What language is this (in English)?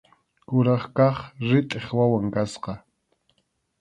Arequipa-La Unión Quechua